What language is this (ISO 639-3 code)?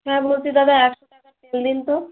ben